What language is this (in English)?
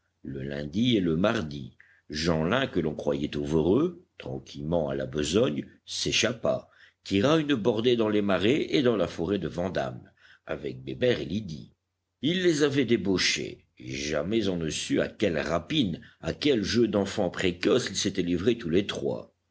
French